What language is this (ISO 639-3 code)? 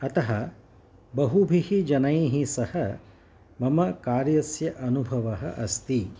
san